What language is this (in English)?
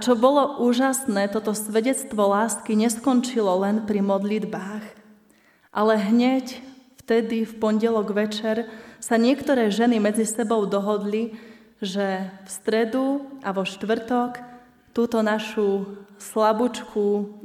Slovak